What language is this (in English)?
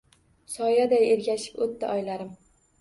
Uzbek